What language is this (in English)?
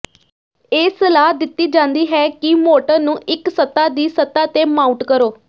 Punjabi